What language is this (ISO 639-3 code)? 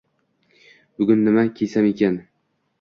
uzb